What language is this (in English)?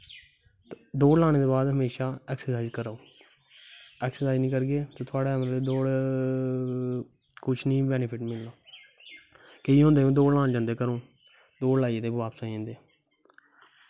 Dogri